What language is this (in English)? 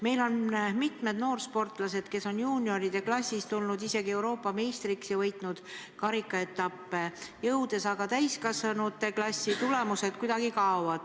Estonian